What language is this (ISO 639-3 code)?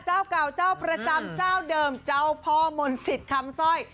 tha